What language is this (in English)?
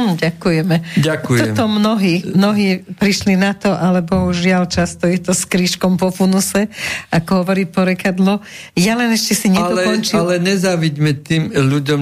Slovak